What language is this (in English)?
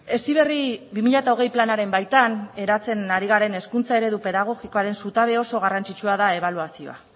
Basque